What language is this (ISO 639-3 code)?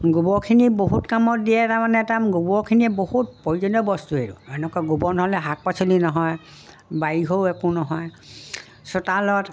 asm